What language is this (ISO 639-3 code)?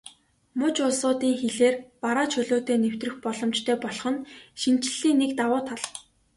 mon